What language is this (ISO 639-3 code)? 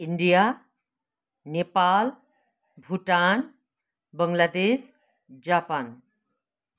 nep